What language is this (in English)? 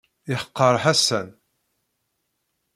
Kabyle